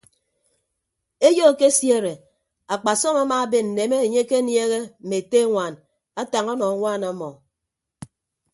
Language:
Ibibio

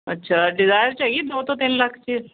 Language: Punjabi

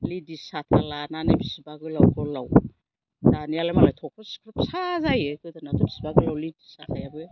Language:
Bodo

